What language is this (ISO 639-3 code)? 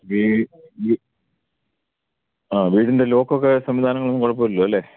mal